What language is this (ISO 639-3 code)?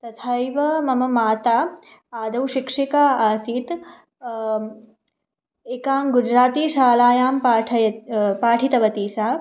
san